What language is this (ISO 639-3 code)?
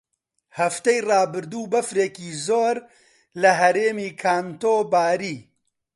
ckb